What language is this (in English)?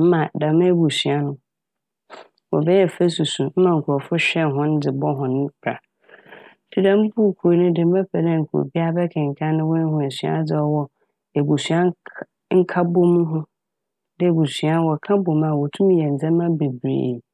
Akan